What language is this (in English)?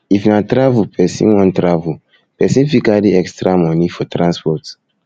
Nigerian Pidgin